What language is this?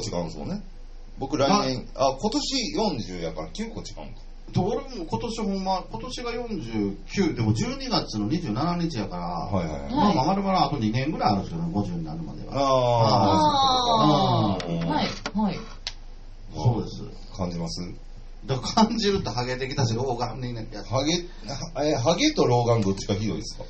Japanese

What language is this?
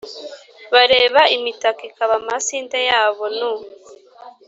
Kinyarwanda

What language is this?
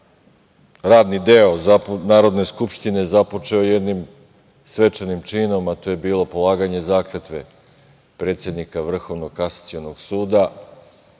Serbian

